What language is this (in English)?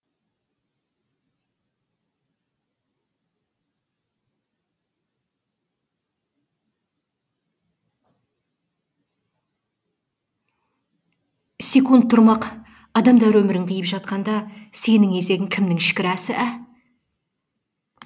Kazakh